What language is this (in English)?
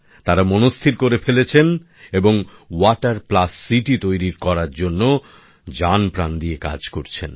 Bangla